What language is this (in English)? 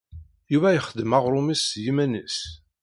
Kabyle